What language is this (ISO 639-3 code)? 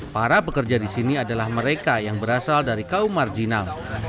ind